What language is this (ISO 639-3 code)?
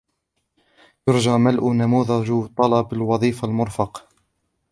ara